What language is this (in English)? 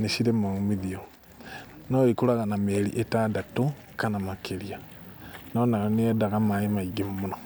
Kikuyu